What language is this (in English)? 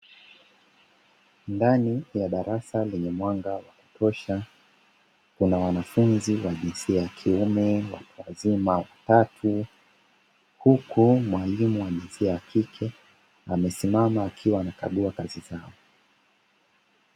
Swahili